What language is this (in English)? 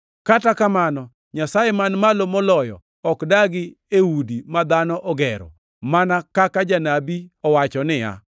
Luo (Kenya and Tanzania)